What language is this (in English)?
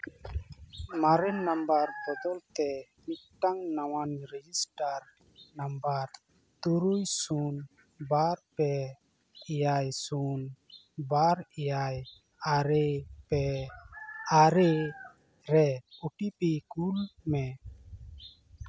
Santali